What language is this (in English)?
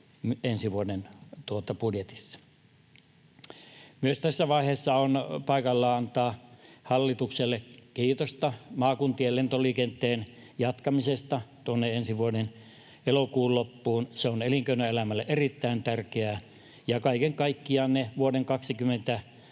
Finnish